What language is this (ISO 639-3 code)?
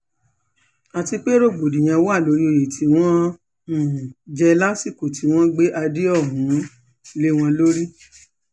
yor